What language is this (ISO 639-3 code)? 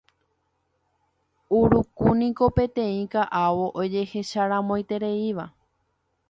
grn